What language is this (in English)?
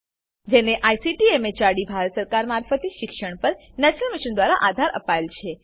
Gujarati